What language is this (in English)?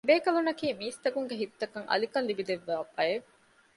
Divehi